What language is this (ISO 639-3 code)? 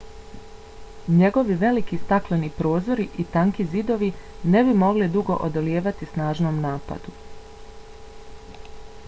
bos